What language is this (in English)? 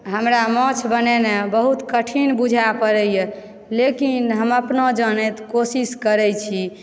Maithili